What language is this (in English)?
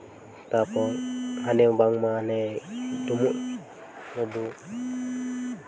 Santali